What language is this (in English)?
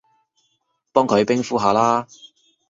Cantonese